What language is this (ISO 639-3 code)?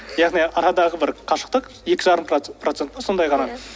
kaz